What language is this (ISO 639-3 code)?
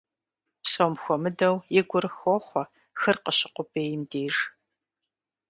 kbd